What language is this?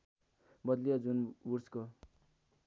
Nepali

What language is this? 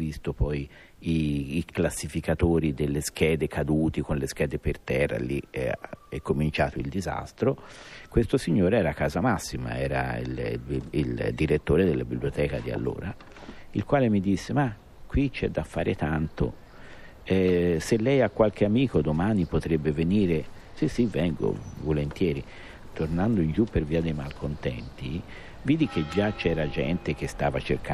Italian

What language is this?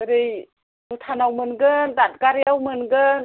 Bodo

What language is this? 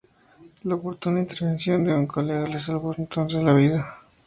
Spanish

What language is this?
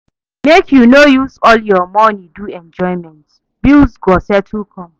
Nigerian Pidgin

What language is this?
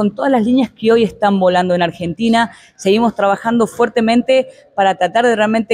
Spanish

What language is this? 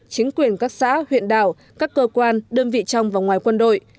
Vietnamese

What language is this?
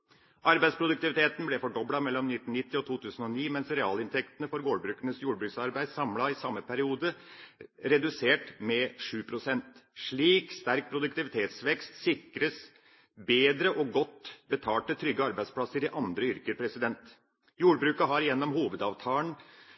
Norwegian Bokmål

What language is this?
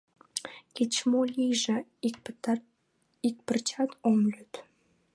Mari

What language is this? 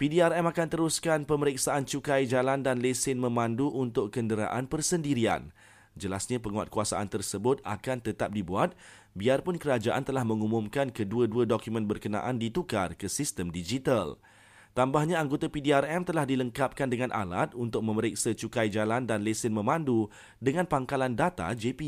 Malay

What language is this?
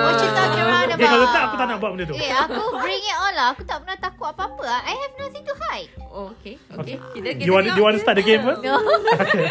Malay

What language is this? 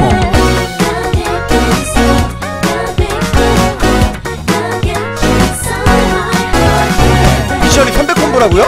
Korean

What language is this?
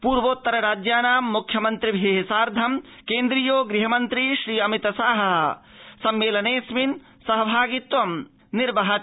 Sanskrit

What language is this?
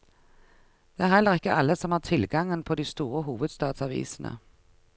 Norwegian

